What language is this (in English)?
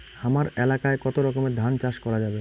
Bangla